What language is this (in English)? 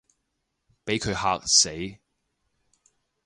Cantonese